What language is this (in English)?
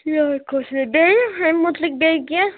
Kashmiri